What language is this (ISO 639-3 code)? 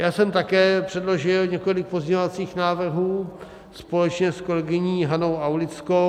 ces